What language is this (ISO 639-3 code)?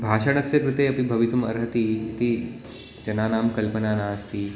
san